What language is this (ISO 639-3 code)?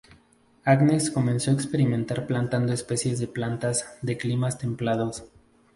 spa